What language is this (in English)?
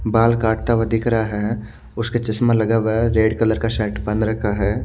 Hindi